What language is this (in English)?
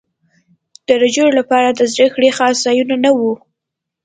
Pashto